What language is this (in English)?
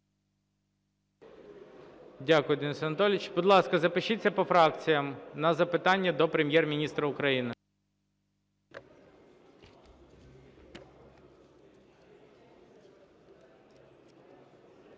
Ukrainian